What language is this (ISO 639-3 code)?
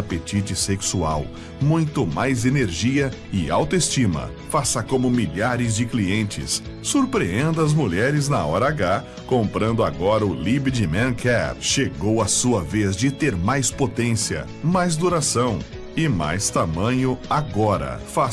por